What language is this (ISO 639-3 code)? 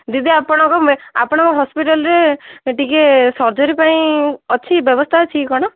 ori